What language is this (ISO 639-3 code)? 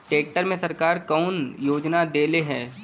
bho